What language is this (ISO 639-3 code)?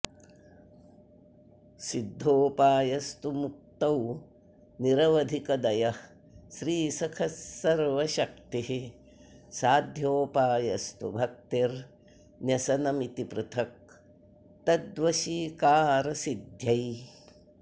san